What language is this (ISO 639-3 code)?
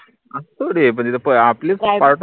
mar